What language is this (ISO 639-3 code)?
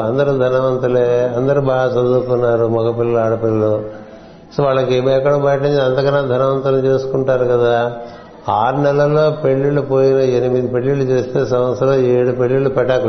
tel